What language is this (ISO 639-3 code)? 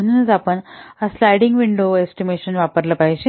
mar